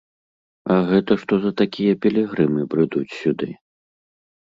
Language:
Belarusian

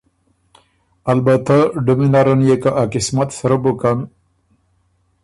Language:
Ormuri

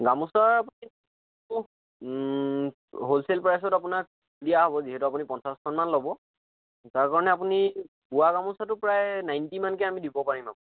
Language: Assamese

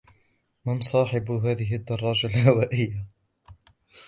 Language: Arabic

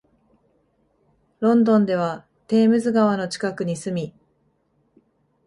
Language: Japanese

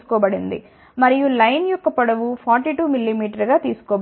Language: Telugu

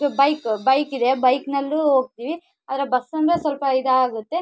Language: Kannada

